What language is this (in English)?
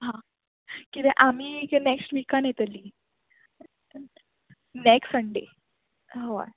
Konkani